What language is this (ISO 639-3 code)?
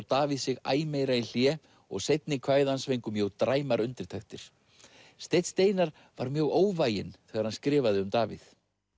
isl